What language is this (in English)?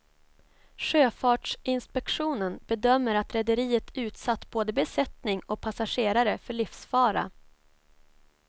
Swedish